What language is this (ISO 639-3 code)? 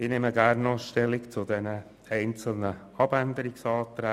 gsw